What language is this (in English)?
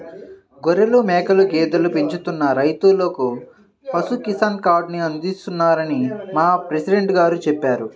Telugu